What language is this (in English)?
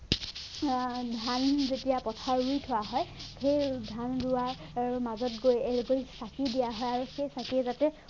Assamese